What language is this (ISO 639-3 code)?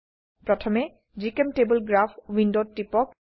asm